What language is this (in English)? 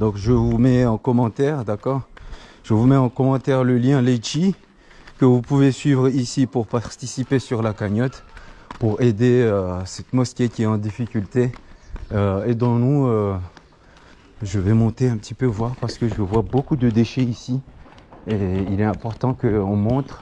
French